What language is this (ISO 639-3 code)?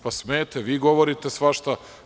srp